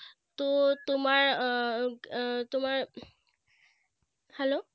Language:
Bangla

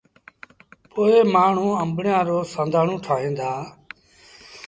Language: Sindhi Bhil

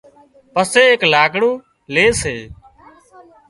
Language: Wadiyara Koli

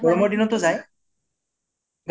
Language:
Assamese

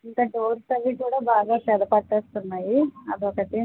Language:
Telugu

